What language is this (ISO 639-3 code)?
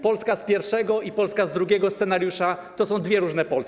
pol